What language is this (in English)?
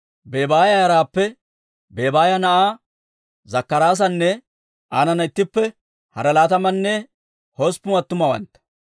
Dawro